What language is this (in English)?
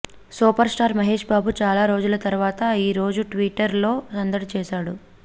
Telugu